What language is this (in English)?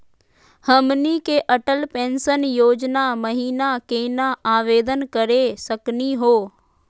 Magahi